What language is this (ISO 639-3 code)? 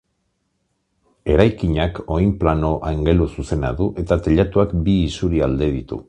eus